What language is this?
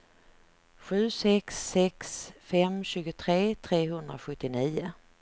Swedish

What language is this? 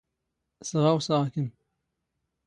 Standard Moroccan Tamazight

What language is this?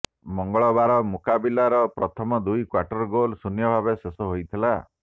Odia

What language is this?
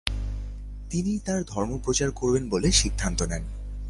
Bangla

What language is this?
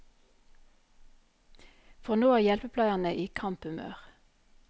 Norwegian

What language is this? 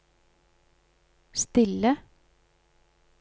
Norwegian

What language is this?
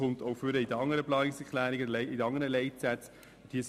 Swiss German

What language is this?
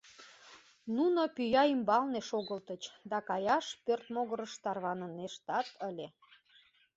Mari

